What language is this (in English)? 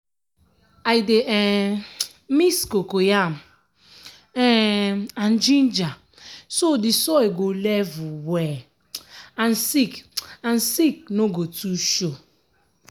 Nigerian Pidgin